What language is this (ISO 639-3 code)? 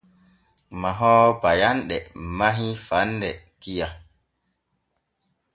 fue